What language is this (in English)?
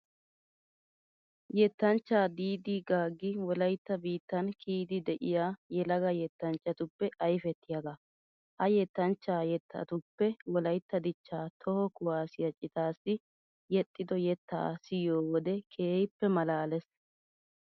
Wolaytta